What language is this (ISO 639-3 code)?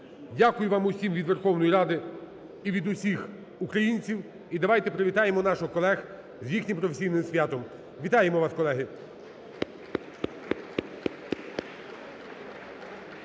ukr